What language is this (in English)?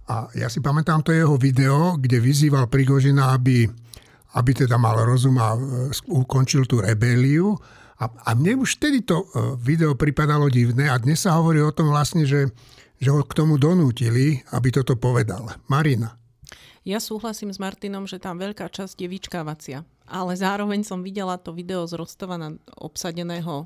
Slovak